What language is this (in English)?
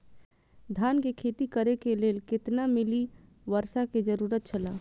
Maithili